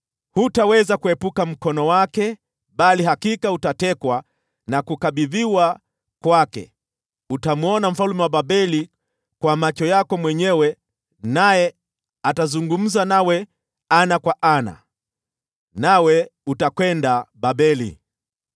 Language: Swahili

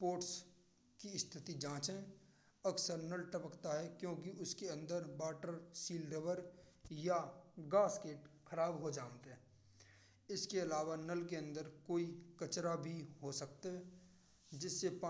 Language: Braj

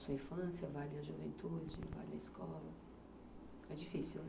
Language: Portuguese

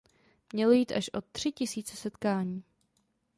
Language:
Czech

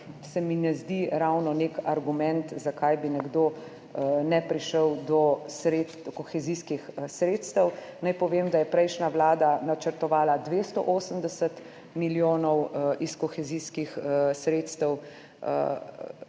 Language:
Slovenian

